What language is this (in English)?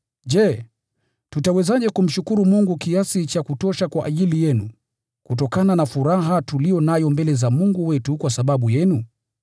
Swahili